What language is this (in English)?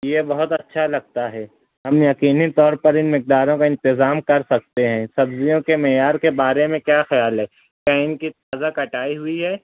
Urdu